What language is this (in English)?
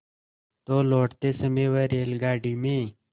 Hindi